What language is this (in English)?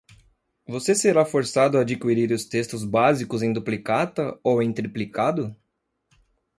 Portuguese